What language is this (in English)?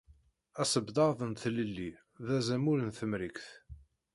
Kabyle